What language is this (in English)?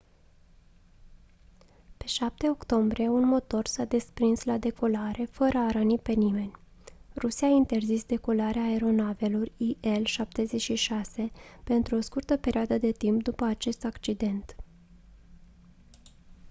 Romanian